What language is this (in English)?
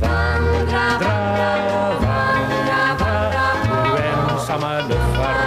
Norwegian